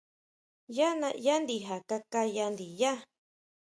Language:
Huautla Mazatec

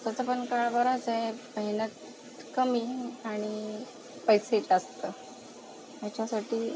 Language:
Marathi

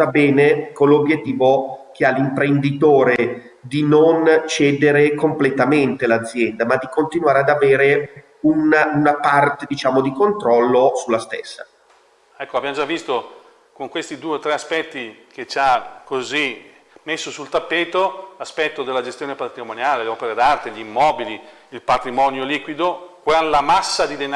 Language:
Italian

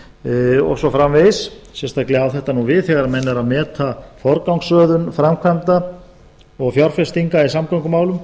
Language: Icelandic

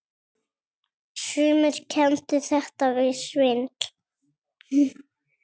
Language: Icelandic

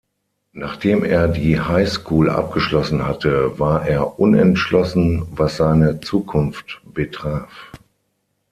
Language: German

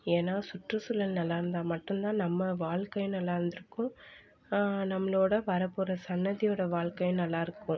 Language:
Tamil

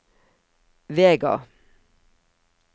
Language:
Norwegian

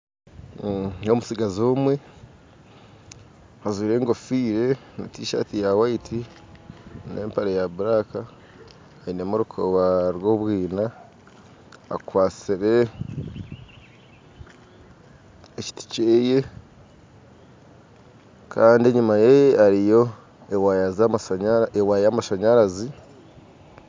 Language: Nyankole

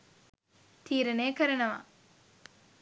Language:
Sinhala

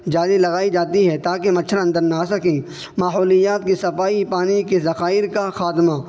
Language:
Urdu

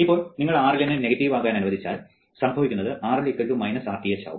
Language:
Malayalam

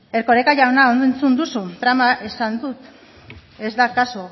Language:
Basque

